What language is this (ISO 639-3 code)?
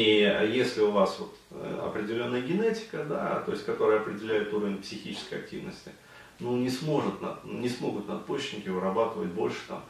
rus